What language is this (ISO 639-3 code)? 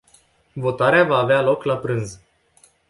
ron